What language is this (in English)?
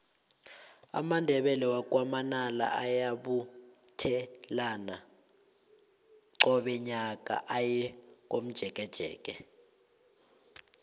South Ndebele